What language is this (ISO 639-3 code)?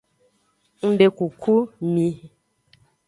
ajg